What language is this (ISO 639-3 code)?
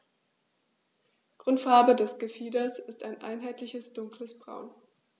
deu